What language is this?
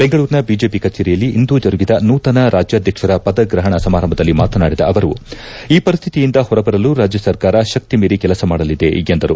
Kannada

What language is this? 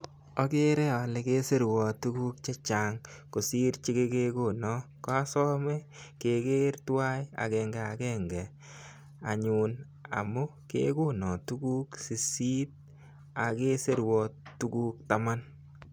Kalenjin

